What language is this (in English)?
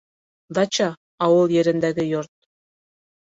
Bashkir